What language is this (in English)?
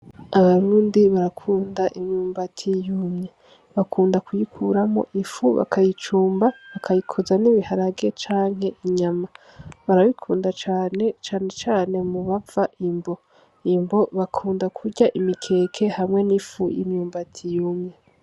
Rundi